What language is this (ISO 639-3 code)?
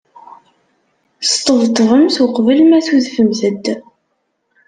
kab